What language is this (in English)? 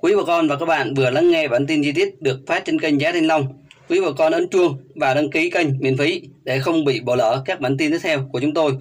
Vietnamese